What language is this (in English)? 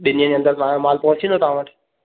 Sindhi